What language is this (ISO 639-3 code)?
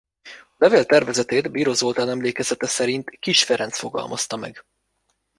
hun